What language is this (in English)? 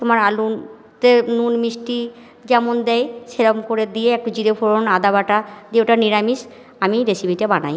Bangla